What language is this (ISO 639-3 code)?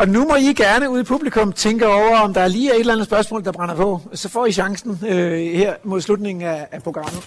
dan